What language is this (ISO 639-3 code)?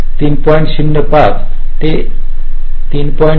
mar